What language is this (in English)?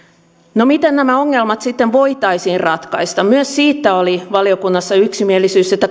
Finnish